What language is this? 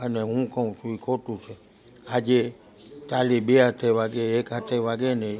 Gujarati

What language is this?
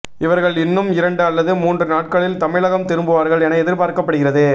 Tamil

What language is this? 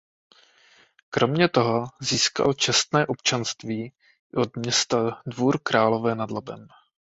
Czech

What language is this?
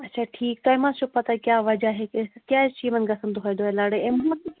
Kashmiri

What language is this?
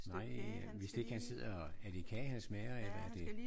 Danish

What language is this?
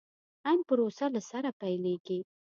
Pashto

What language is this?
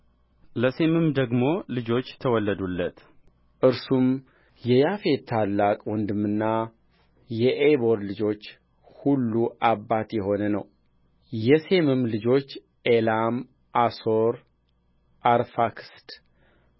Amharic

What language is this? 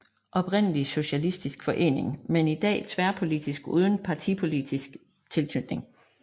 Danish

